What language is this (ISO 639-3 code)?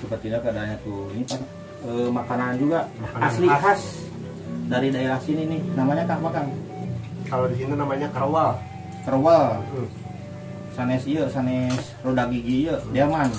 ind